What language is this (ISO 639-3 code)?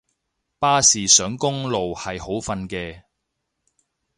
yue